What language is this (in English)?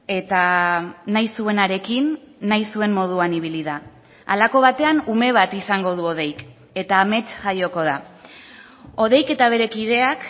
Basque